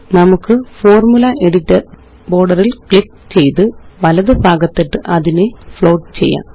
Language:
Malayalam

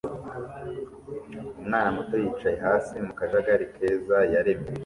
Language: Kinyarwanda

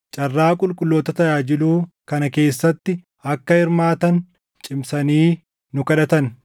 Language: Oromo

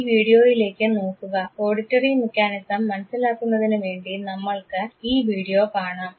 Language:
Malayalam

